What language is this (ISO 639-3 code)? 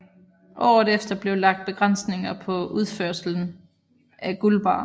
dan